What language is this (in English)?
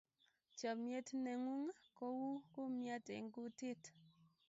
Kalenjin